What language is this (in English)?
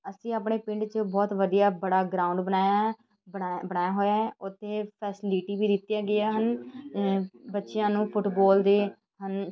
Punjabi